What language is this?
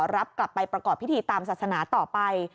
Thai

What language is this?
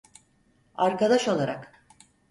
Turkish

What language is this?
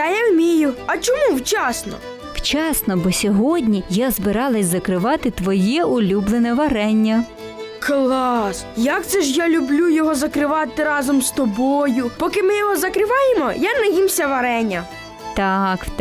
Ukrainian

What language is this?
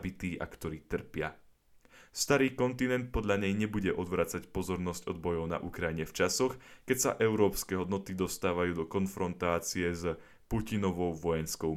Slovak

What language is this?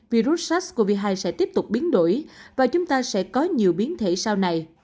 Vietnamese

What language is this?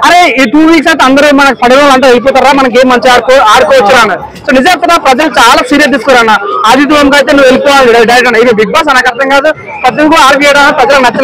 Telugu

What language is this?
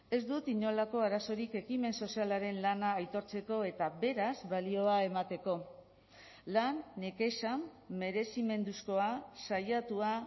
Basque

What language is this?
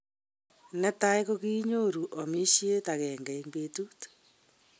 Kalenjin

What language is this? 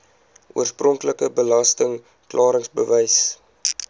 Afrikaans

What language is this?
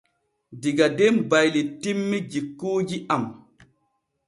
Borgu Fulfulde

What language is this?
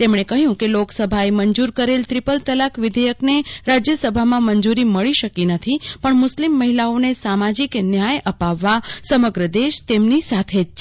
Gujarati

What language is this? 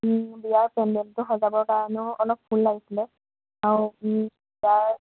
Assamese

